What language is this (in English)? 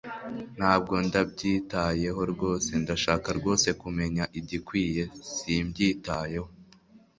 Kinyarwanda